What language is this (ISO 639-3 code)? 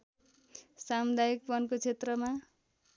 nep